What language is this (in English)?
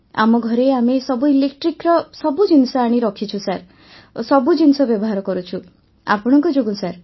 Odia